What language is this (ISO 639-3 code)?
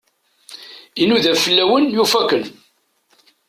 kab